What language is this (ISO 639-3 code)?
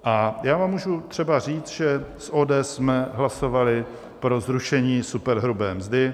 ces